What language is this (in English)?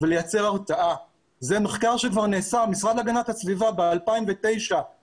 Hebrew